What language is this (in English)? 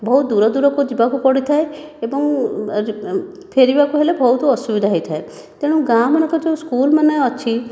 Odia